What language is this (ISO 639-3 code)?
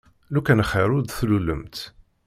kab